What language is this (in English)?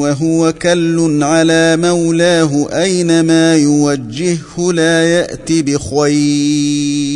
Arabic